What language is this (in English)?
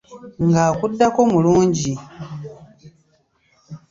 Ganda